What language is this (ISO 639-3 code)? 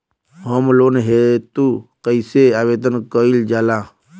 bho